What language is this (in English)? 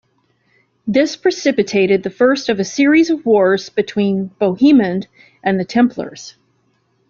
English